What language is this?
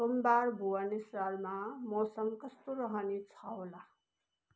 Nepali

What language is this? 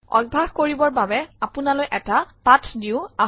Assamese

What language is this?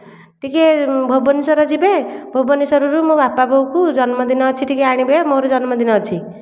Odia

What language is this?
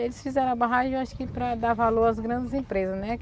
Portuguese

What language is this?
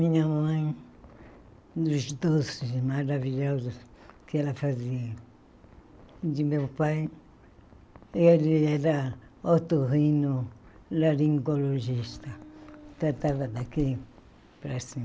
Portuguese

